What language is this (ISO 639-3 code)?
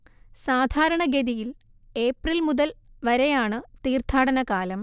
mal